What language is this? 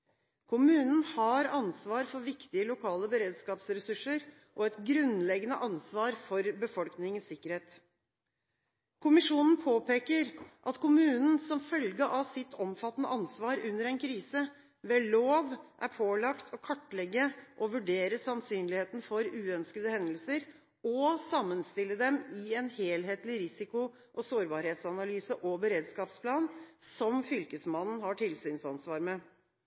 Norwegian Bokmål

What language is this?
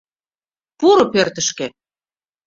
Mari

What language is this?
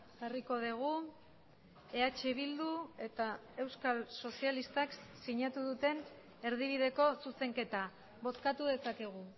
Basque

